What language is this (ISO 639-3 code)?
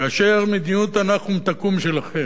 heb